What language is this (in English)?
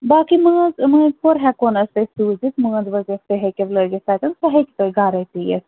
Kashmiri